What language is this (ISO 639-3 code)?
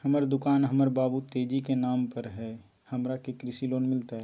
mag